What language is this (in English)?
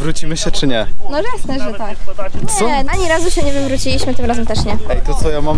Polish